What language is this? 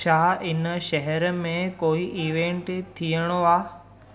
Sindhi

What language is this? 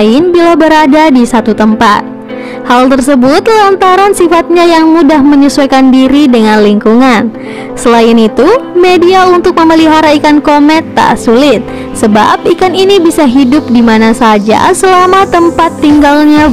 Indonesian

